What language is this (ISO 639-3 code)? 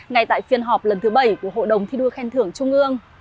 vie